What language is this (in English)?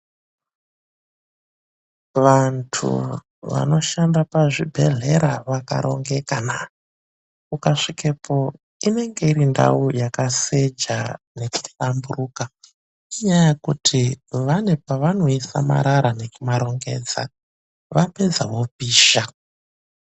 Ndau